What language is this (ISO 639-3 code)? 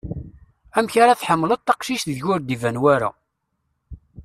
kab